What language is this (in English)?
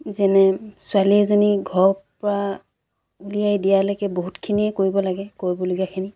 Assamese